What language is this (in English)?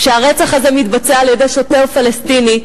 Hebrew